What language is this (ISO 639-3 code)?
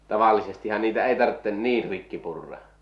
fin